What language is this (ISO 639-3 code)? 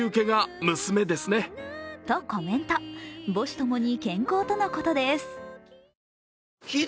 jpn